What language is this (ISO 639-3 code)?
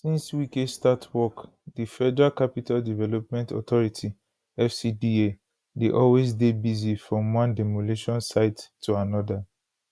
pcm